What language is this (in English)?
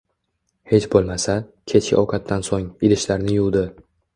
Uzbek